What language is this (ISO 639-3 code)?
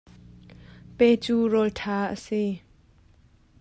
cnh